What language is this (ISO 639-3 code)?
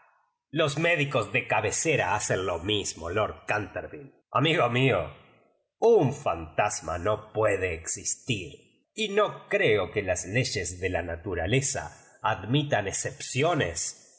spa